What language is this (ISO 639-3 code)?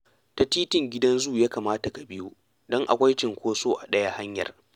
hau